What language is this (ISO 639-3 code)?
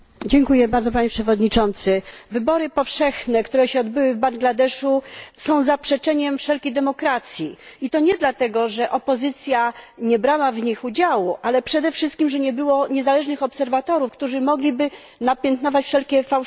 pol